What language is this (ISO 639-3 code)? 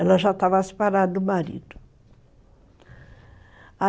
por